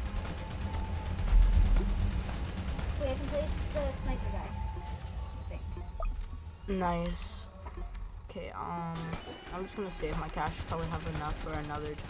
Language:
English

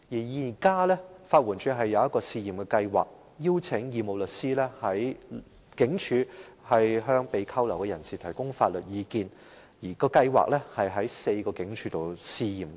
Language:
Cantonese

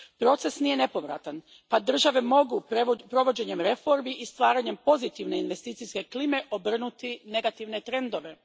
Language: Croatian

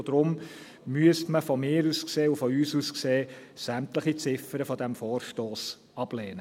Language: Swiss German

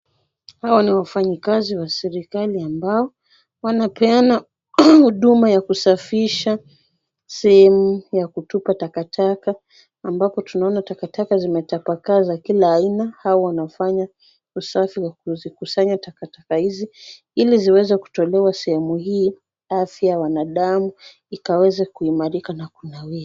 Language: Swahili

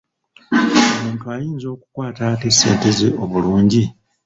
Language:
Ganda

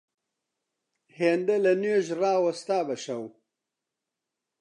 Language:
Central Kurdish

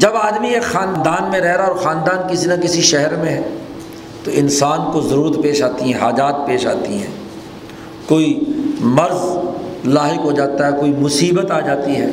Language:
Urdu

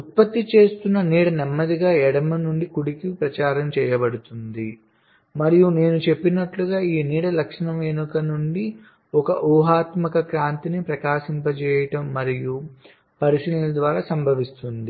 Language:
Telugu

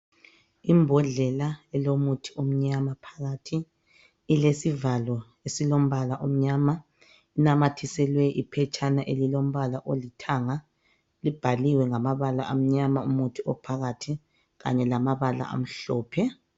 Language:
North Ndebele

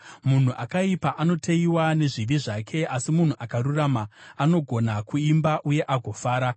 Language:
Shona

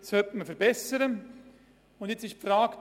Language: Swiss German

